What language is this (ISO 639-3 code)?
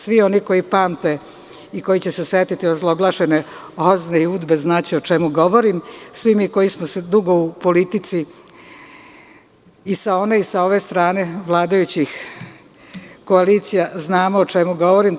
srp